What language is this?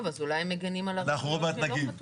Hebrew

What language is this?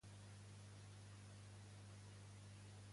Catalan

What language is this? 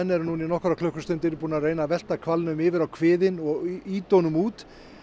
Icelandic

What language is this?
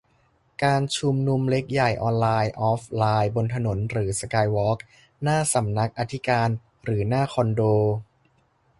Thai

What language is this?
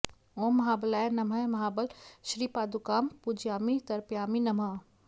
Sanskrit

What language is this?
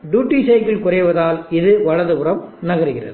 Tamil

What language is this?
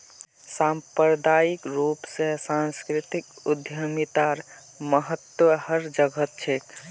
Magahi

